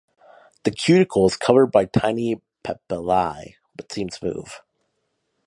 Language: English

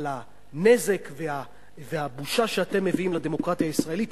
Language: Hebrew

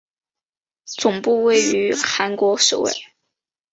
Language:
Chinese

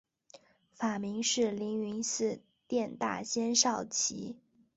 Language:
Chinese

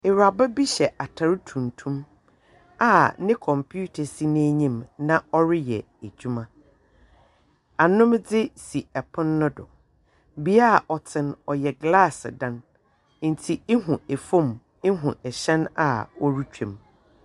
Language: Akan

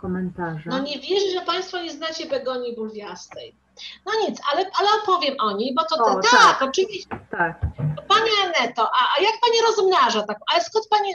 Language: Polish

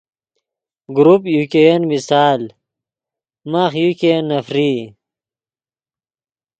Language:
Yidgha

